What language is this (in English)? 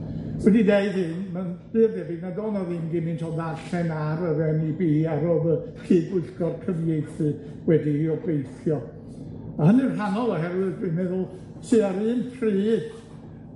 Welsh